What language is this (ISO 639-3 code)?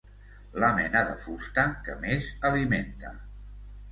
cat